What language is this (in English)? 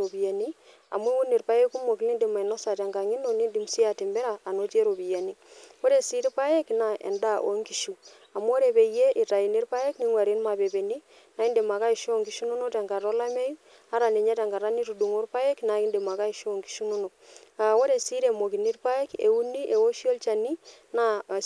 Masai